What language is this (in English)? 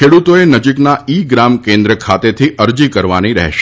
Gujarati